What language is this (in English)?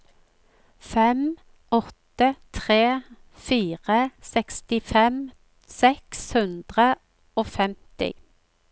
Norwegian